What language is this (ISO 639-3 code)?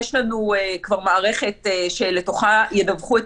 heb